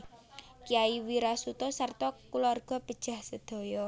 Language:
Javanese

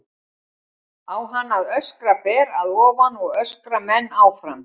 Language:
Icelandic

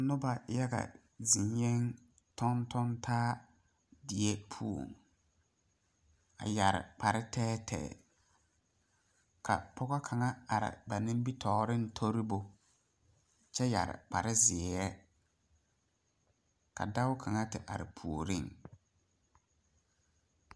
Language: Southern Dagaare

